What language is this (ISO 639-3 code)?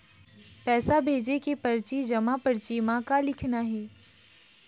hne